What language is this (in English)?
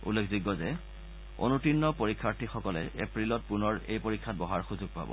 Assamese